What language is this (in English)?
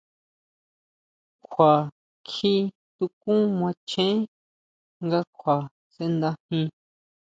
Huautla Mazatec